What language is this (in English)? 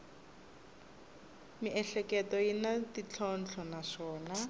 Tsonga